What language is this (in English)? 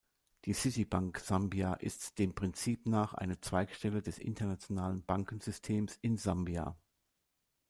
German